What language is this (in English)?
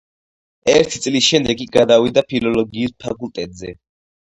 Georgian